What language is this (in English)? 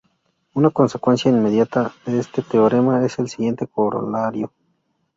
Spanish